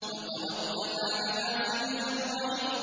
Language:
Arabic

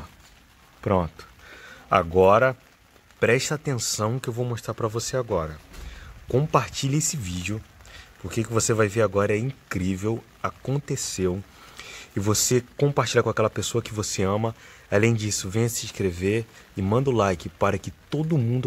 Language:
Portuguese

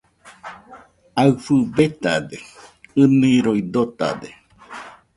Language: Nüpode Huitoto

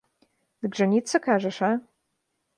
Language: Belarusian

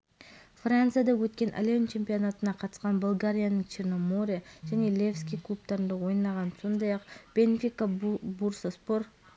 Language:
Kazakh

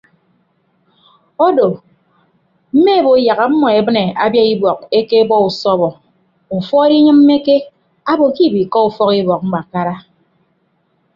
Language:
Ibibio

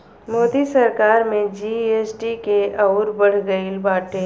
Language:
Bhojpuri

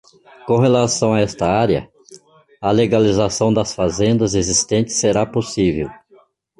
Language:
Portuguese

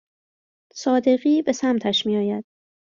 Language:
Persian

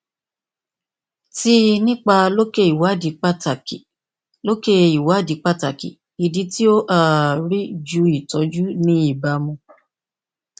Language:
Yoruba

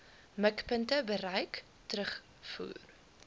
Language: Afrikaans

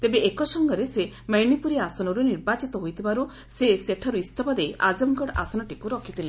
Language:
Odia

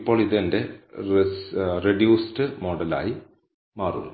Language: Malayalam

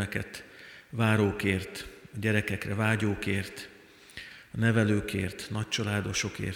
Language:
Hungarian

